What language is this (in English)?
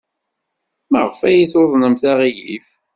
Kabyle